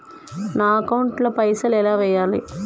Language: Telugu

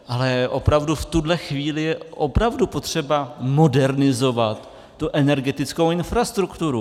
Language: Czech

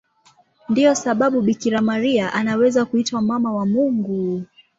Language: Swahili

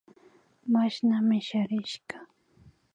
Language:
Imbabura Highland Quichua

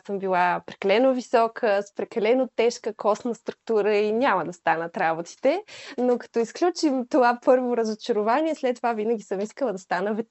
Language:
Bulgarian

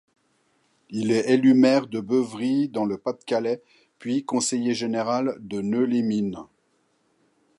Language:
French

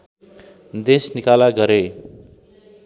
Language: Nepali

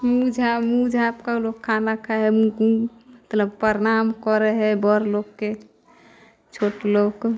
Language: Maithili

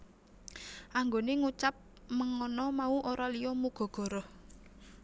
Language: Javanese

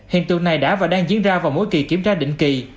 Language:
Vietnamese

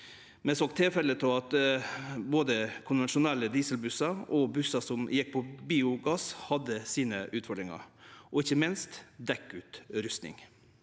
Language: Norwegian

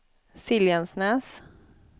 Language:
Swedish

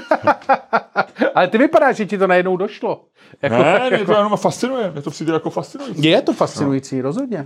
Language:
Czech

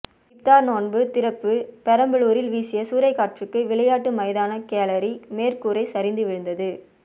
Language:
Tamil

